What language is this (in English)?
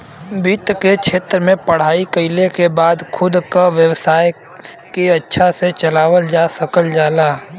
Bhojpuri